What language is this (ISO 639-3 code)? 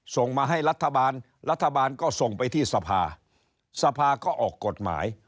tha